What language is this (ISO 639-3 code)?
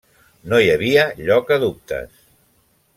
cat